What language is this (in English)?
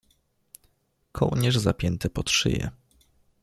Polish